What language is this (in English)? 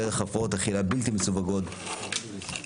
Hebrew